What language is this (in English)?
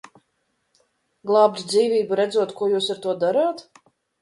Latvian